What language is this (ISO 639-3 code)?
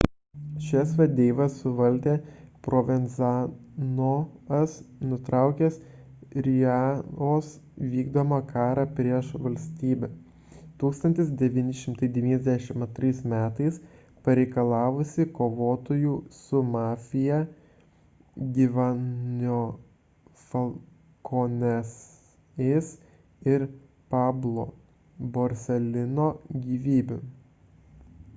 lit